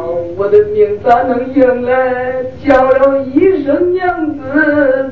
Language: Chinese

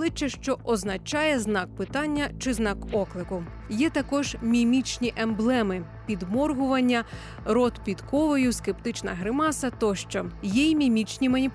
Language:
Ukrainian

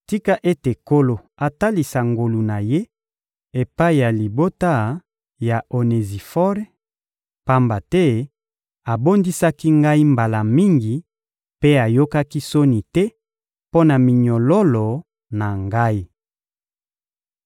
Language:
Lingala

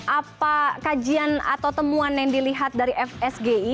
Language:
Indonesian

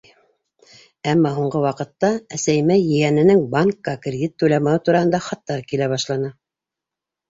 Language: Bashkir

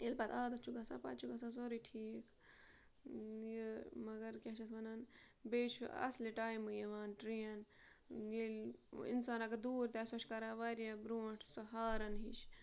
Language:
Kashmiri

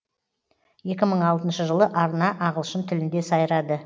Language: Kazakh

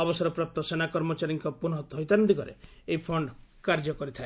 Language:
Odia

